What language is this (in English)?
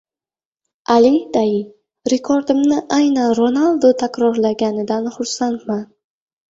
Uzbek